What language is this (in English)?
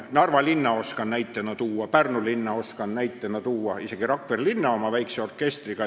Estonian